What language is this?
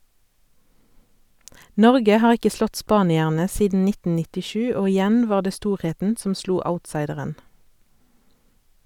Norwegian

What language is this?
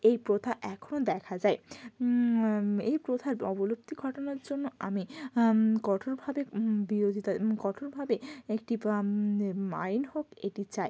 Bangla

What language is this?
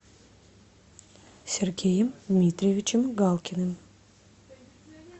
Russian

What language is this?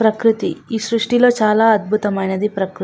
Telugu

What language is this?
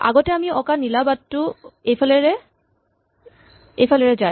Assamese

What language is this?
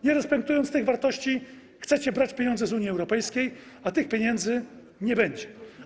Polish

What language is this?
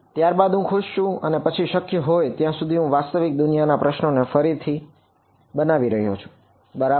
Gujarati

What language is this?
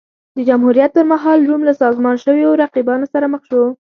Pashto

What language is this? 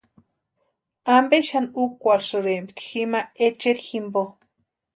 Western Highland Purepecha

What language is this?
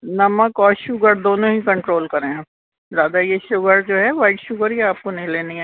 Urdu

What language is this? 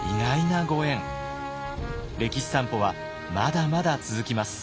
Japanese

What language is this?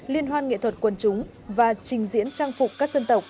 Vietnamese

